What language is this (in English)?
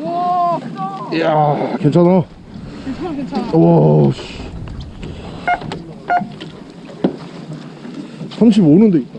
Korean